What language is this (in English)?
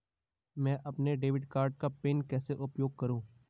Hindi